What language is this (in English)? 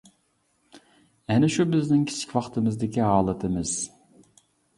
Uyghur